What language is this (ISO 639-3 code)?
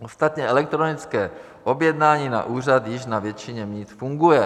ces